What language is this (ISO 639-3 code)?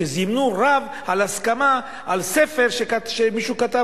heb